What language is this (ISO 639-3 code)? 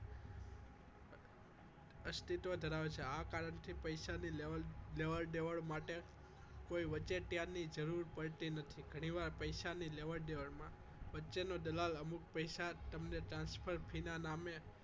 guj